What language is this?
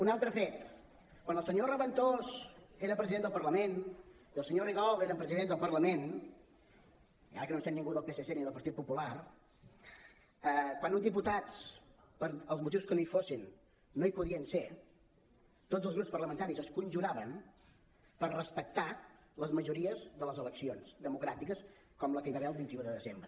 Catalan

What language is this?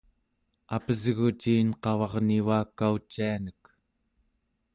Central Yupik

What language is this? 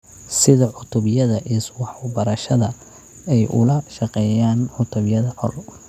Somali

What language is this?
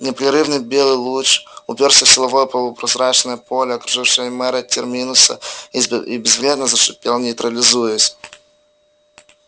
Russian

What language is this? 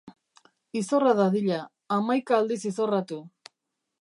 Basque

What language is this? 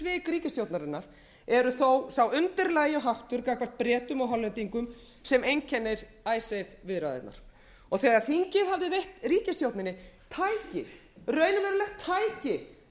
Icelandic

